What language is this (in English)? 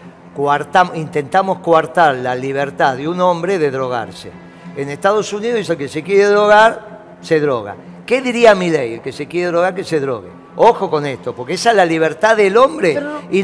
Spanish